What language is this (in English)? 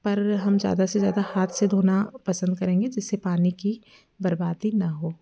Hindi